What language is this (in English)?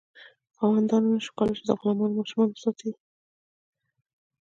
Pashto